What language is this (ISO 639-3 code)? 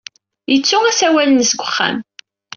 kab